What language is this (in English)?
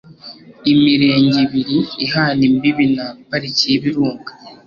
Kinyarwanda